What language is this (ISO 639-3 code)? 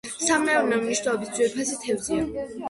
kat